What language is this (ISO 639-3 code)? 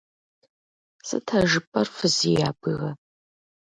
kbd